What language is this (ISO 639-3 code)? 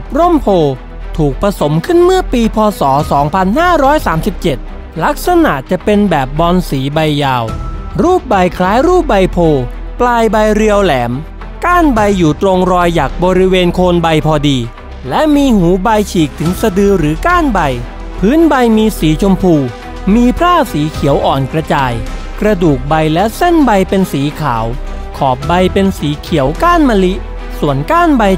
tha